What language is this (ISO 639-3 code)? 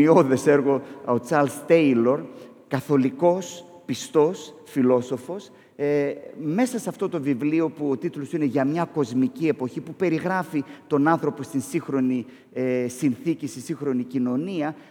ell